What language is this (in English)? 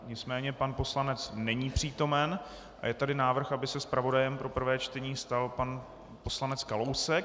Czech